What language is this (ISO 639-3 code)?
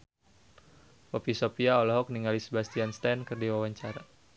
sun